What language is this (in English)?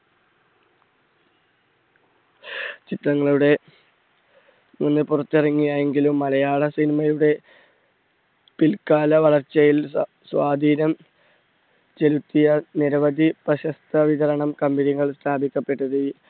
Malayalam